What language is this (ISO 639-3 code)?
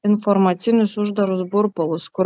lit